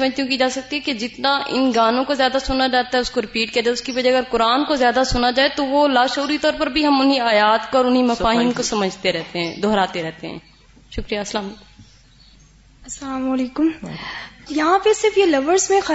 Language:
Urdu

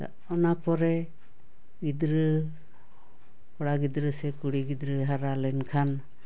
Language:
Santali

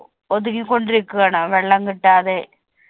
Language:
Malayalam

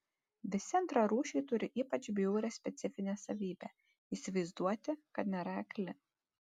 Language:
Lithuanian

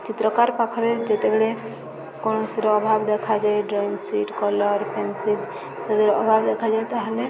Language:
Odia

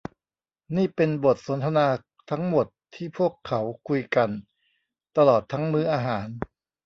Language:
Thai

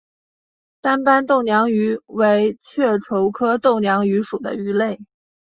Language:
Chinese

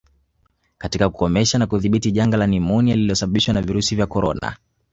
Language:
Swahili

